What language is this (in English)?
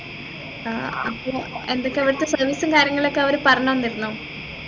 Malayalam